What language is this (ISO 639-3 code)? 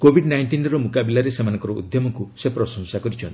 ori